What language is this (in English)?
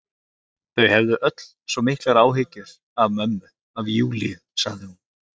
Icelandic